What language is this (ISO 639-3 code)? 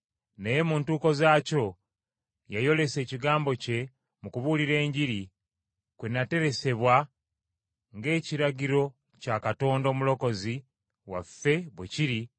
lug